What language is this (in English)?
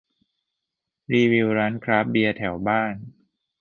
Thai